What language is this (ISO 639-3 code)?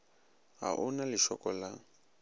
nso